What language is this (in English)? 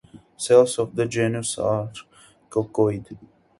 English